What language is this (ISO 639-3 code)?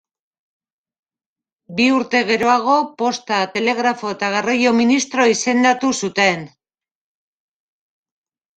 eus